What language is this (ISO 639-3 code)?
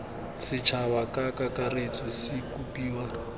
tsn